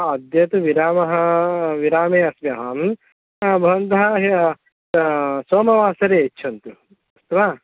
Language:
Sanskrit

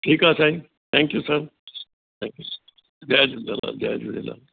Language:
Sindhi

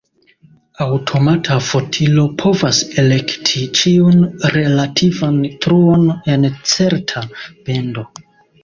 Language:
Esperanto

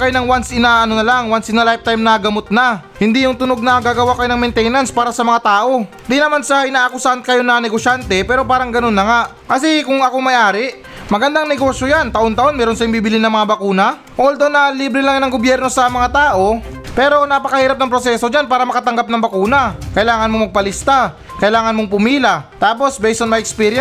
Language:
Filipino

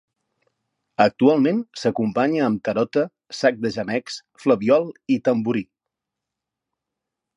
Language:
Catalan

